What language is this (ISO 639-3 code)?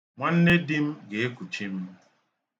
ibo